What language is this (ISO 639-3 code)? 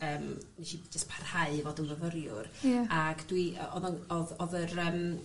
cym